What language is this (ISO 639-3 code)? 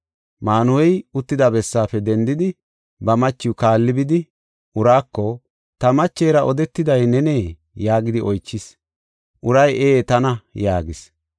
gof